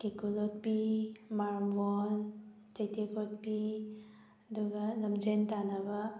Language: Manipuri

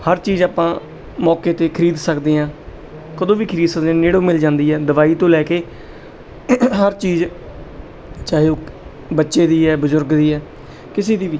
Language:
Punjabi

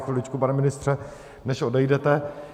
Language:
Czech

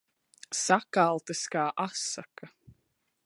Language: Latvian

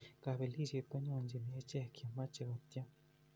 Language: Kalenjin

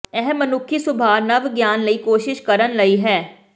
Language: Punjabi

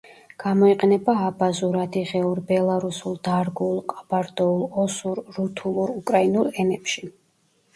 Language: Georgian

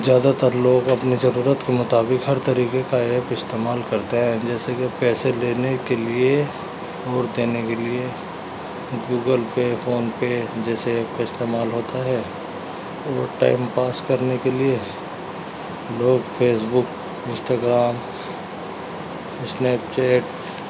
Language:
Urdu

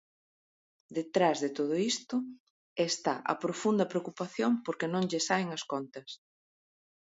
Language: Galician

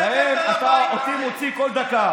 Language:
Hebrew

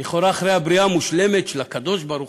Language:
Hebrew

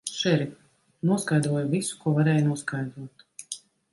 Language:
Latvian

